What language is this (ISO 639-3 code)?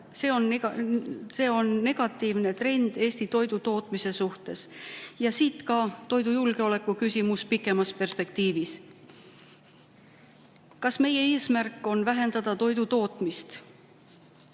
est